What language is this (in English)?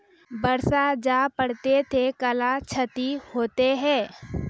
Maithili